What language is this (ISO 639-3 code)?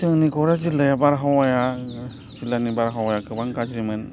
brx